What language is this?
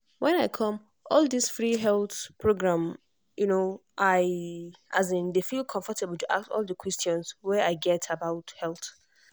Nigerian Pidgin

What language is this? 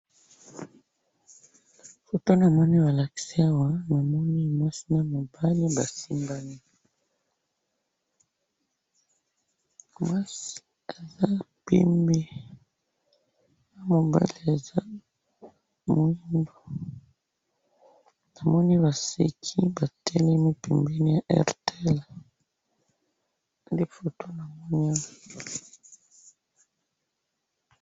Lingala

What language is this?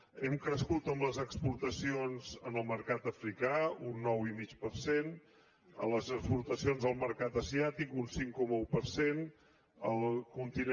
Catalan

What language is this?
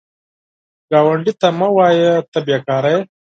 Pashto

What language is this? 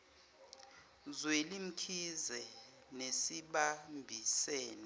Zulu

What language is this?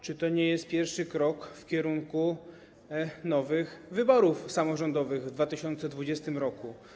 Polish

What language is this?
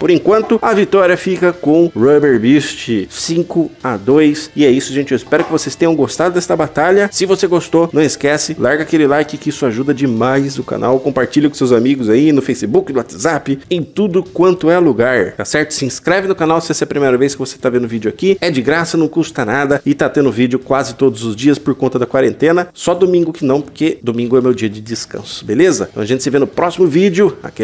Portuguese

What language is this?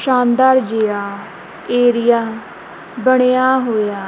Punjabi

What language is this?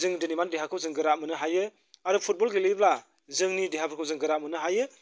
Bodo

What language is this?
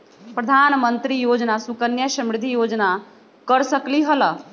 Magahi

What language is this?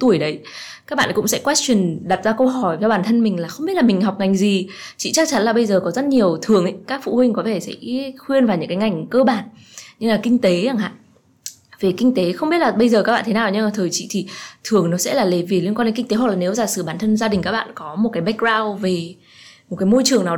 Vietnamese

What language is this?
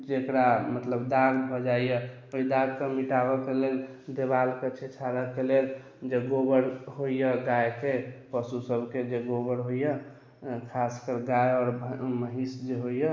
Maithili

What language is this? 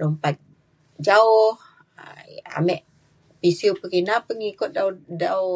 Mainstream Kenyah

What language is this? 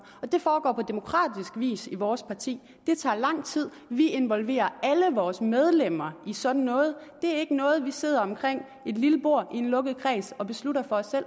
Danish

